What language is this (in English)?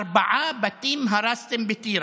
Hebrew